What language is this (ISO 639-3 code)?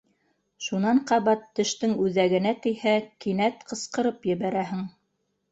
bak